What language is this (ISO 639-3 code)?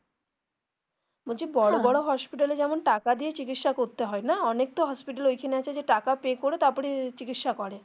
ben